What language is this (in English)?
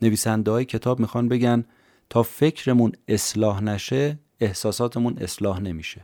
Persian